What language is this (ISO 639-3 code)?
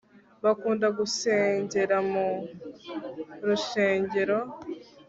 kin